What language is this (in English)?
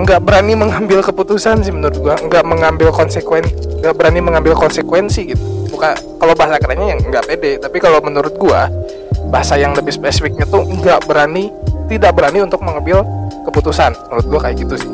Indonesian